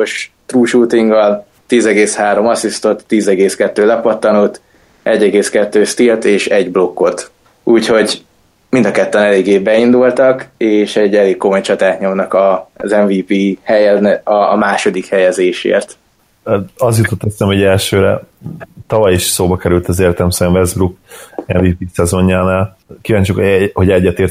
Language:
Hungarian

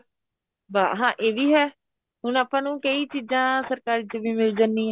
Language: Punjabi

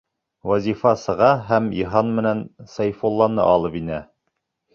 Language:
Bashkir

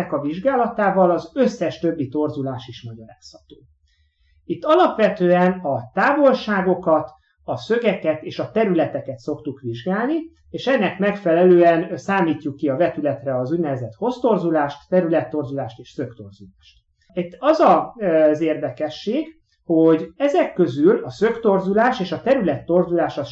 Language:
Hungarian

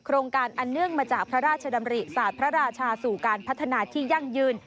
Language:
Thai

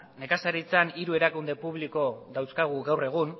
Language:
Basque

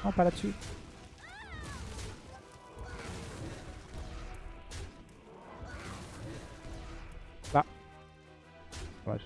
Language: French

